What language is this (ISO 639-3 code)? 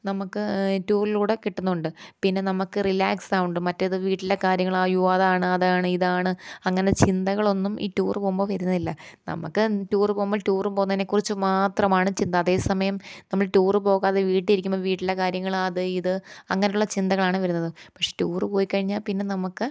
mal